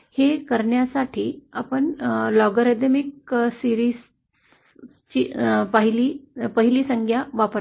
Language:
Marathi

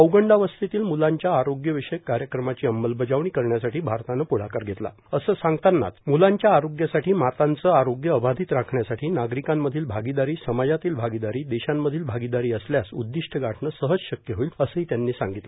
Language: Marathi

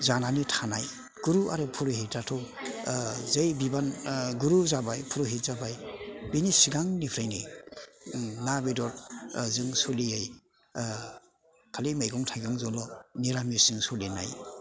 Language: Bodo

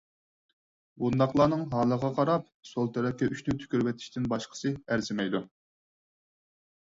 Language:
Uyghur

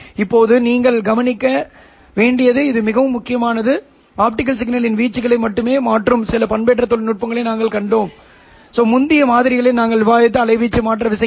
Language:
Tamil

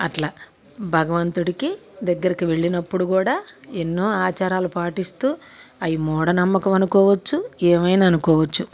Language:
Telugu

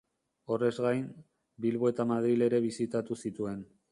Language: Basque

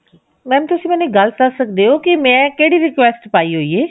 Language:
Punjabi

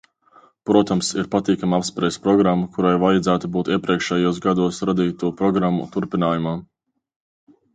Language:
Latvian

